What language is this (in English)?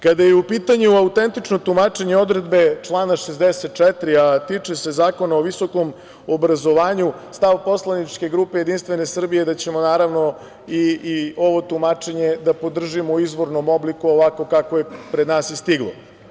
Serbian